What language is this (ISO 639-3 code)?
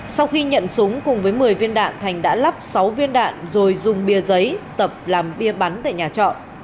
vie